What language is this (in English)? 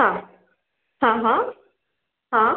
Marathi